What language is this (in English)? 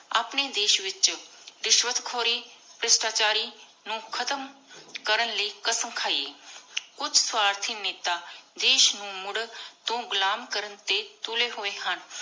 Punjabi